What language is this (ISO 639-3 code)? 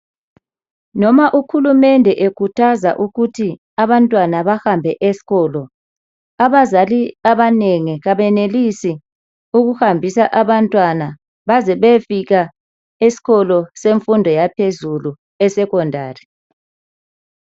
nde